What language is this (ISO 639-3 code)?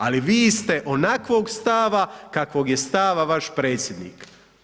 hrv